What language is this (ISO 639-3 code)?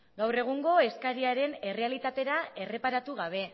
eus